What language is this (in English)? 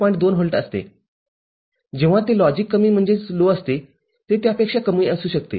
Marathi